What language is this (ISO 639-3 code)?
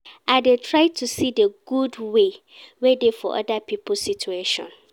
pcm